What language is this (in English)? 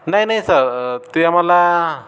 Marathi